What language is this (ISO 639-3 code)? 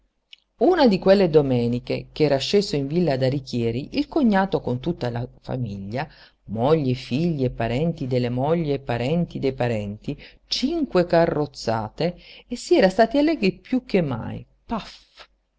ita